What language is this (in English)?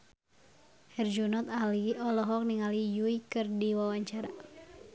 Sundanese